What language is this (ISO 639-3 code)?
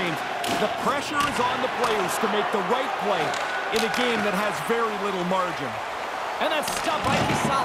eng